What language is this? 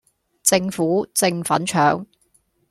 Cantonese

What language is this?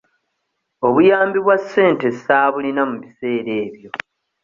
Ganda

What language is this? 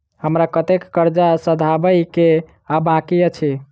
Maithili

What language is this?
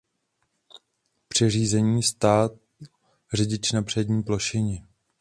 Czech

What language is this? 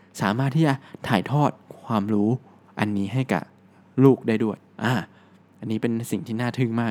Thai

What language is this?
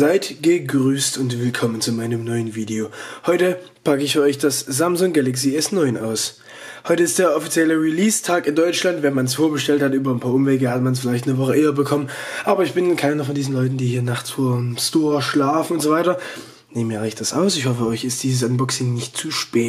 German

